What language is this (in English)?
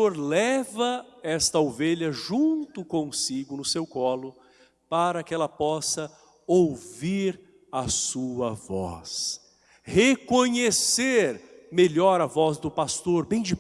Portuguese